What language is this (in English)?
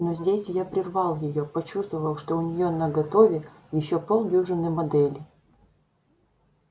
Russian